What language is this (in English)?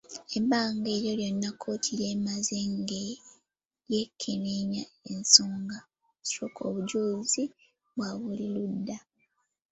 Ganda